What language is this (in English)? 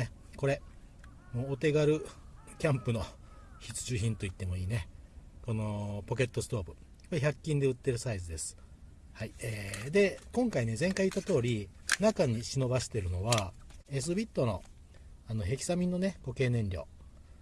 Japanese